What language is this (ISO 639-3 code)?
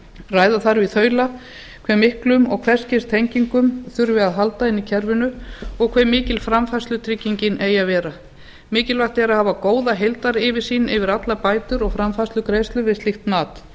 isl